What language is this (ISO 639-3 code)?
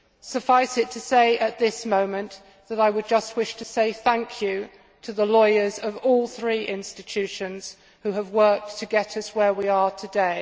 eng